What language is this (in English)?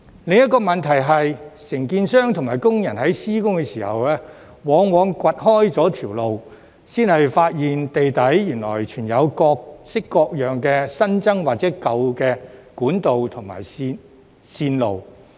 Cantonese